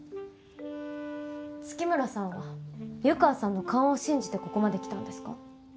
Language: Japanese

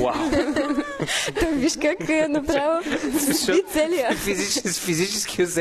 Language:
Bulgarian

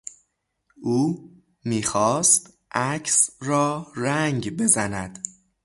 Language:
Persian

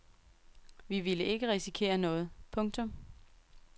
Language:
Danish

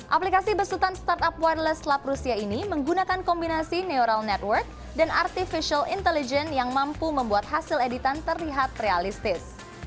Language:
Indonesian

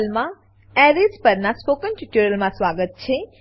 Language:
Gujarati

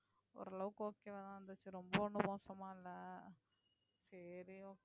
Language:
Tamil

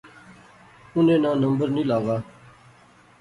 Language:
Pahari-Potwari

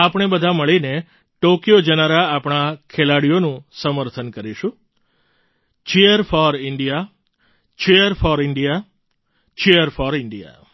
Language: Gujarati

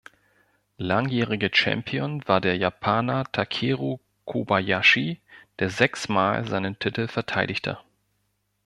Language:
German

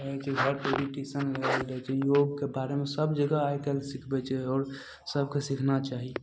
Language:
Maithili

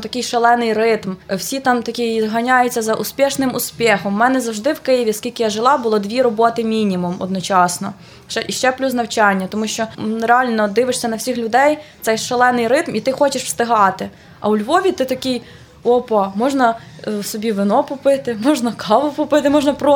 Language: Ukrainian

